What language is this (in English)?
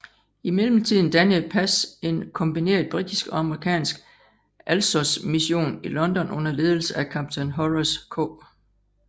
Danish